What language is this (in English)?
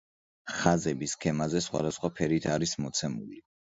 Georgian